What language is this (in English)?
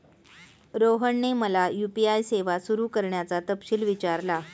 Marathi